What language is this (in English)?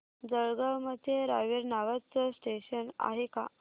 Marathi